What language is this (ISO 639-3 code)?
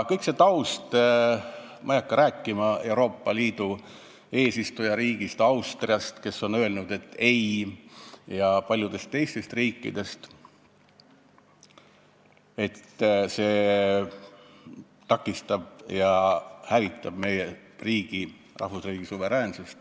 est